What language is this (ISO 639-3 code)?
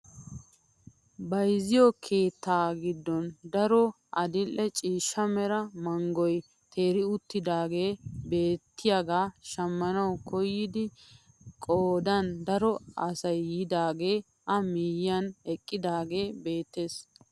wal